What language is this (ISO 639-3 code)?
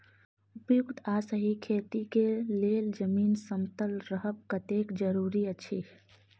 mai